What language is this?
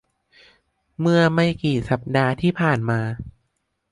Thai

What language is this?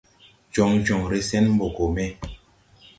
Tupuri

